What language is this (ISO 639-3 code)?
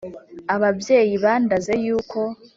kin